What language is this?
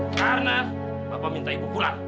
Indonesian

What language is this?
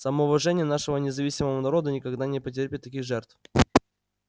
Russian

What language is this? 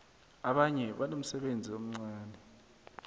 South Ndebele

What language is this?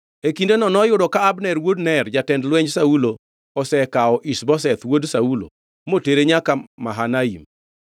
Luo (Kenya and Tanzania)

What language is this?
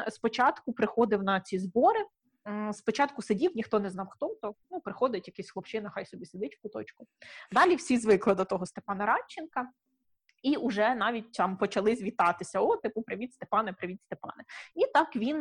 Ukrainian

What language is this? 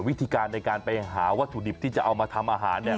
Thai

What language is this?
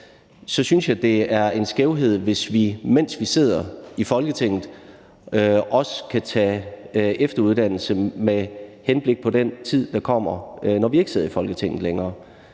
Danish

